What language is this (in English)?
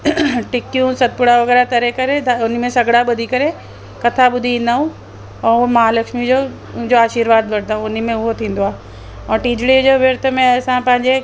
Sindhi